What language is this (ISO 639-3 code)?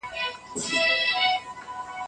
pus